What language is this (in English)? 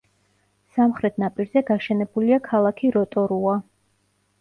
Georgian